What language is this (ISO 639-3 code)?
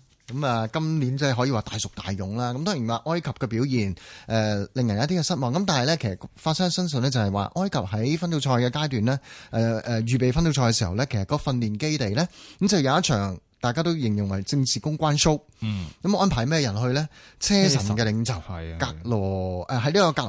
zho